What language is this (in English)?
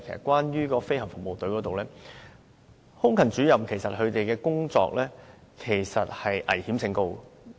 Cantonese